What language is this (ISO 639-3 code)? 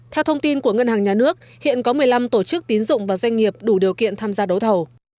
vie